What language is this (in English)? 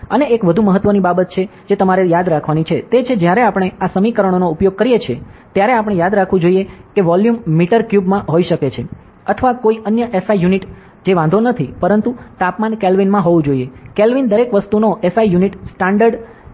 Gujarati